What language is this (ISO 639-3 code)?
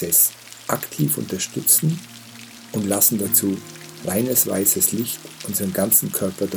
deu